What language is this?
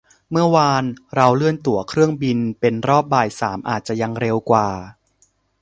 Thai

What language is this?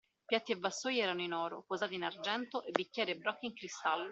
Italian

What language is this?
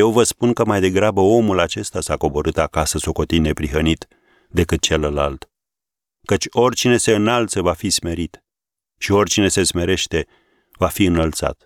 Romanian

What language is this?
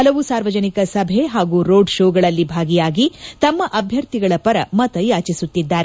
Kannada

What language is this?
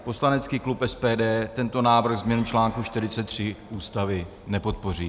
Czech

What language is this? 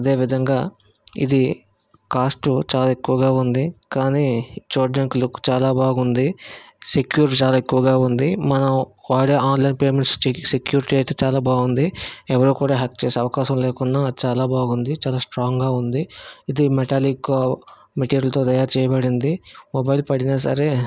Telugu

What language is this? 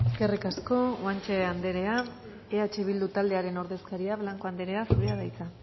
Basque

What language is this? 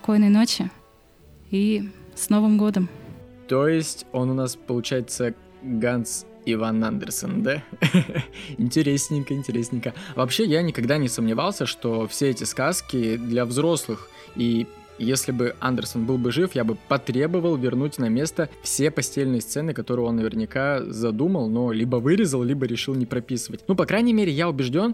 Russian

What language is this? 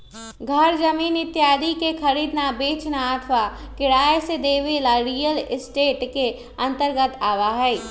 Magahi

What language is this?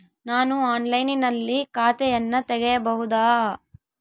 Kannada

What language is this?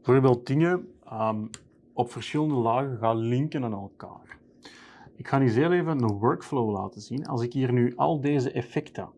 Dutch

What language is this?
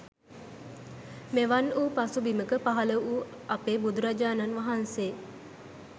Sinhala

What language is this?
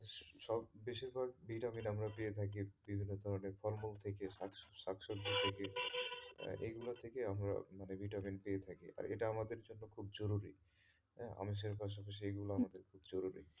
Bangla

